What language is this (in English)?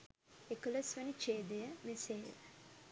Sinhala